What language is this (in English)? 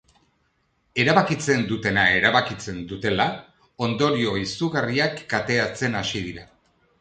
Basque